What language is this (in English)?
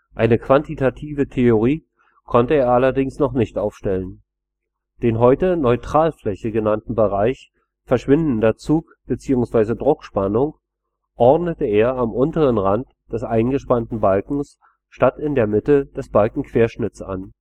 German